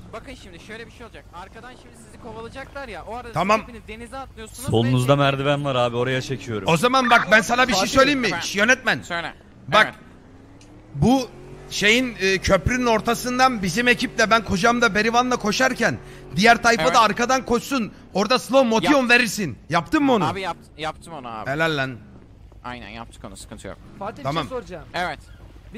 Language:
Turkish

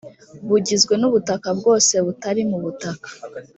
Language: Kinyarwanda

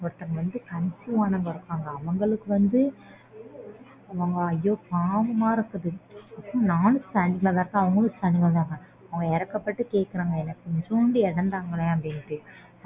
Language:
Tamil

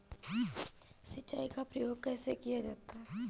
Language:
Hindi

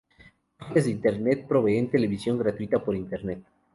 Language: Spanish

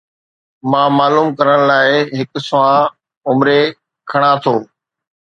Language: Sindhi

